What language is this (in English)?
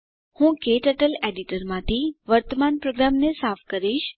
Gujarati